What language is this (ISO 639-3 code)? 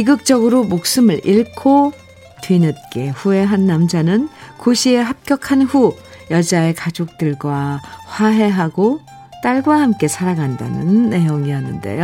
kor